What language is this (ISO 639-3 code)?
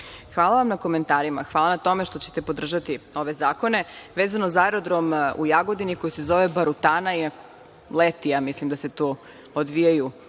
srp